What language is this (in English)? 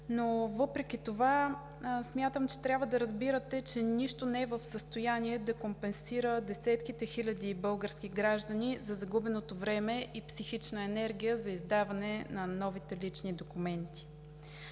Bulgarian